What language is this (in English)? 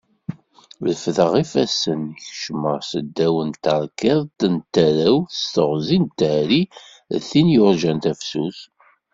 Kabyle